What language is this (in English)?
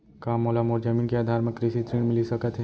Chhattisgarhi